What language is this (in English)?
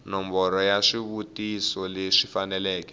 Tsonga